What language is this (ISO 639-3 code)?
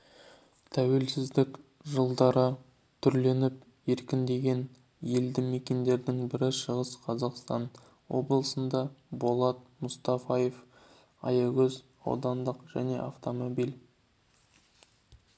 kaz